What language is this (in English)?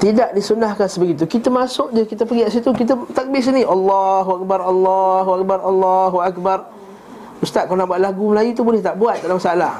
Malay